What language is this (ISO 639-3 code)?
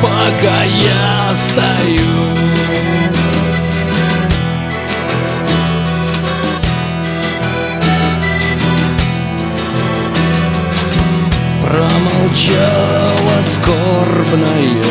rus